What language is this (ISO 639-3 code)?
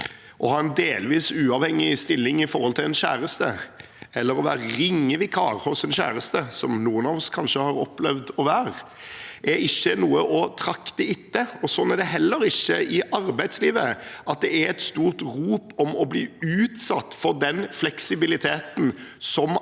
nor